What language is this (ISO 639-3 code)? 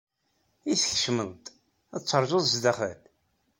kab